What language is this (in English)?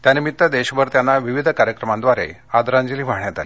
Marathi